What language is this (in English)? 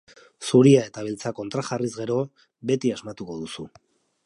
Basque